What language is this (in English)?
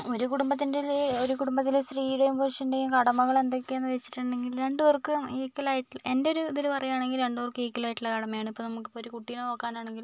Malayalam